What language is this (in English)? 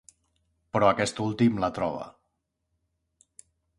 Catalan